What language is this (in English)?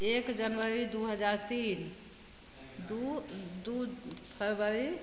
Maithili